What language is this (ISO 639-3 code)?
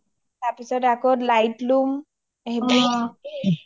asm